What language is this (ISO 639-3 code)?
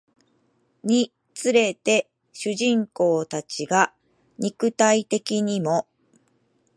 jpn